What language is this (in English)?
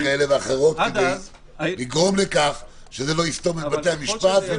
Hebrew